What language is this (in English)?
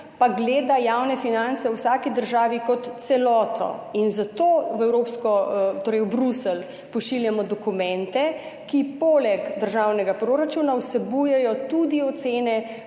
Slovenian